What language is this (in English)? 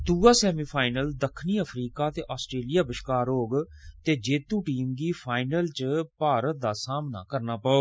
Dogri